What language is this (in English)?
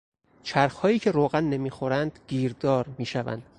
Persian